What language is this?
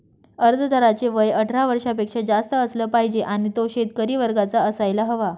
Marathi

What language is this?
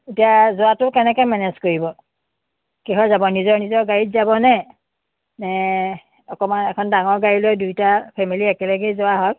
Assamese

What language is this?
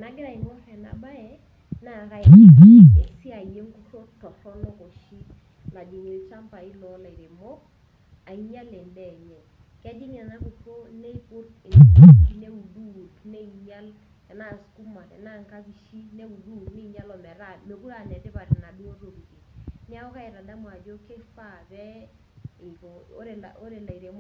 Masai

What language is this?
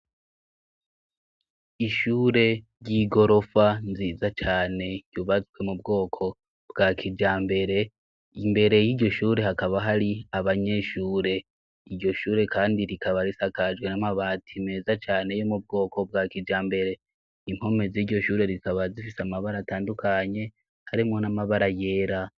Rundi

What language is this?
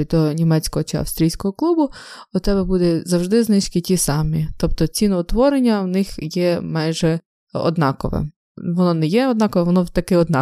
Ukrainian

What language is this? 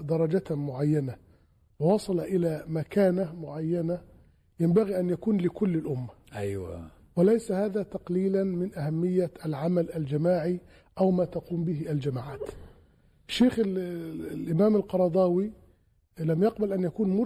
Arabic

